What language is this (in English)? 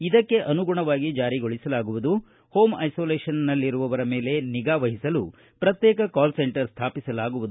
Kannada